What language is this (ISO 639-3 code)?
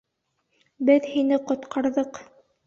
bak